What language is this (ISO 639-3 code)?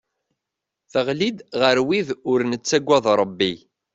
kab